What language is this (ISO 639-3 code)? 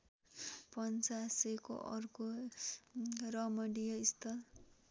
nep